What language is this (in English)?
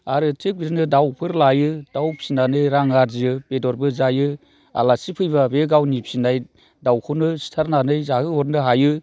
Bodo